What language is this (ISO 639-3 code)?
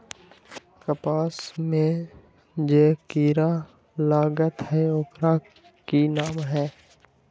mag